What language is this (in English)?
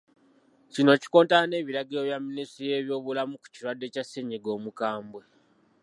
Ganda